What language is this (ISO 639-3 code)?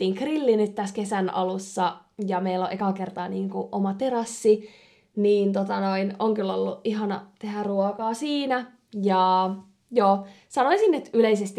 fin